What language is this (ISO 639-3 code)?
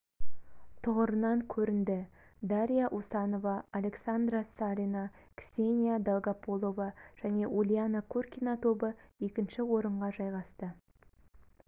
kaz